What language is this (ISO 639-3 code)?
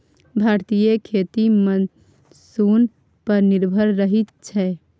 mai